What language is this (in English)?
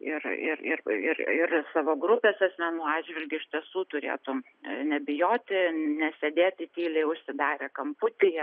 Lithuanian